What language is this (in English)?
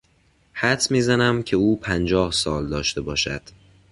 Persian